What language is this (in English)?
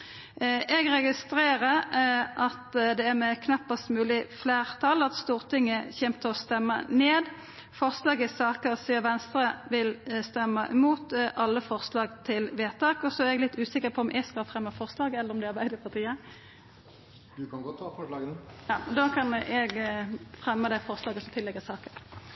Norwegian